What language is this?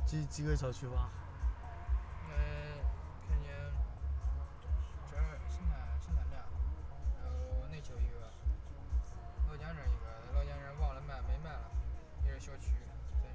Chinese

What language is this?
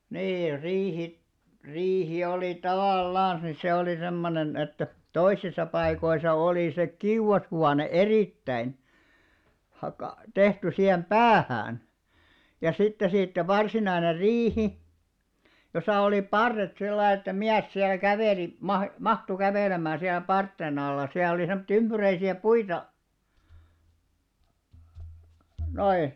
Finnish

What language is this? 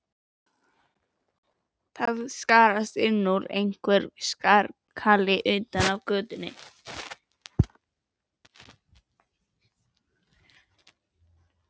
Icelandic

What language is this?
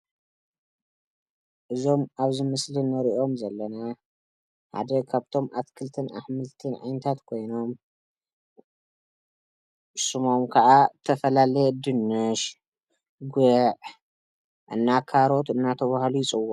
Tigrinya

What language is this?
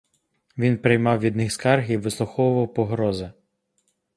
Ukrainian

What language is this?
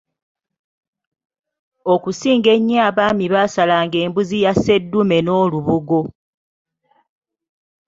Ganda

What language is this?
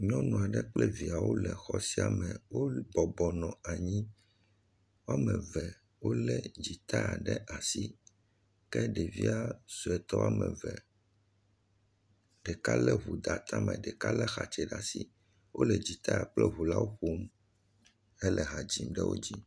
Ewe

